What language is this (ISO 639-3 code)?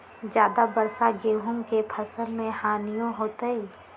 mag